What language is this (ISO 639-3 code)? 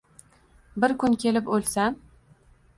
uzb